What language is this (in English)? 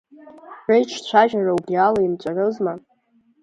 Abkhazian